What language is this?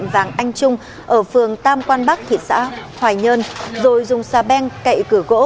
Vietnamese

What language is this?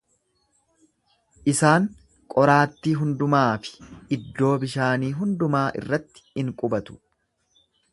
Oromo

